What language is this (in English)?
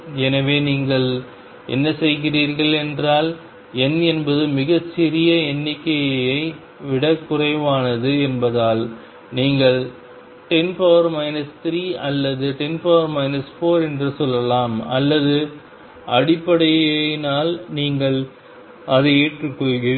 Tamil